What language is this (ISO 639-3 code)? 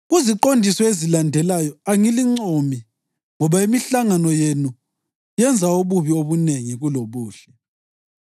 nde